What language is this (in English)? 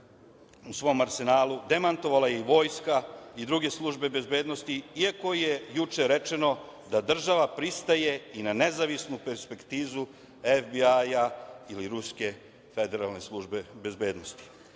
Serbian